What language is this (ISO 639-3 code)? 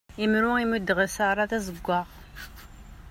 kab